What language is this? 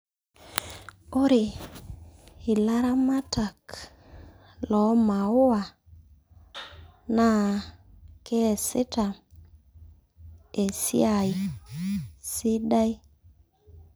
Masai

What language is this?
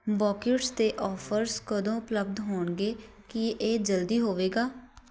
Punjabi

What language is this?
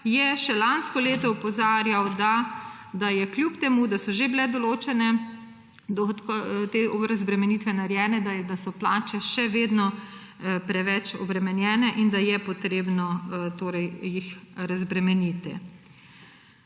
Slovenian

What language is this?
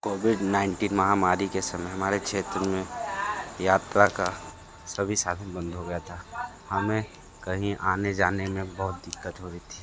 Hindi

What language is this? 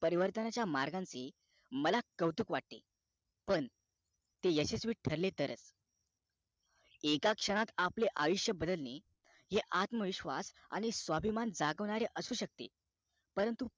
Marathi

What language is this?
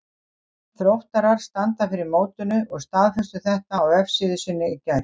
Icelandic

